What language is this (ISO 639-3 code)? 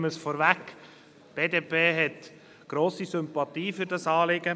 gsw